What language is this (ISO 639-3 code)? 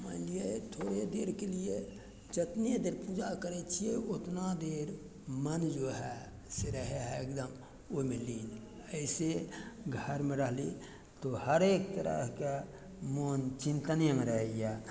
mai